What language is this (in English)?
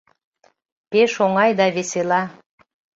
Mari